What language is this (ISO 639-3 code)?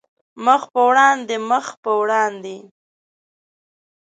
pus